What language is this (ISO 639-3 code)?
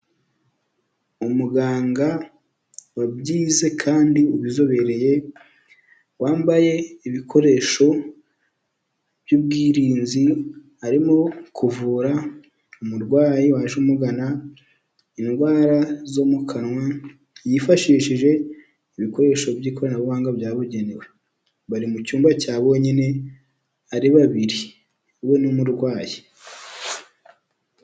kin